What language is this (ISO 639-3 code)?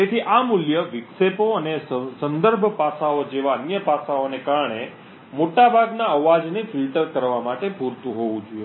guj